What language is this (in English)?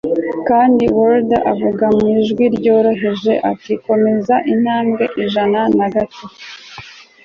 Kinyarwanda